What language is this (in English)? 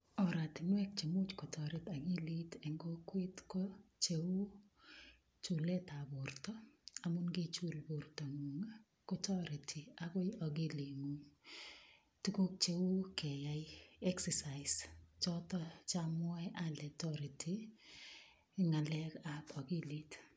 Kalenjin